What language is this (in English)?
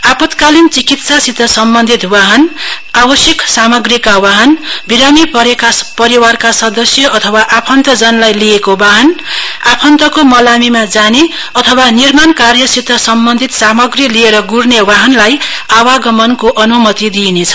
Nepali